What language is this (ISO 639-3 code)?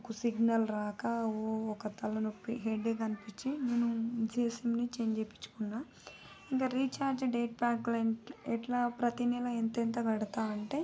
tel